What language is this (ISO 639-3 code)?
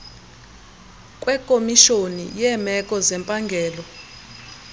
xho